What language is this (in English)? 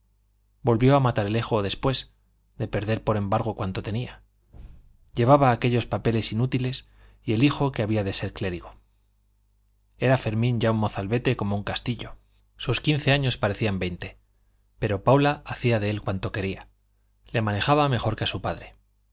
Spanish